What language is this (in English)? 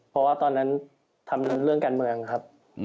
Thai